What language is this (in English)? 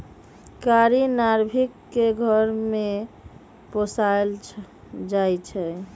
Magahi